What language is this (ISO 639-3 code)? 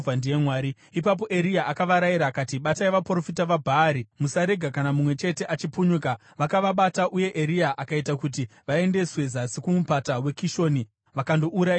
sna